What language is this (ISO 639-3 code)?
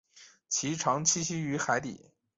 zho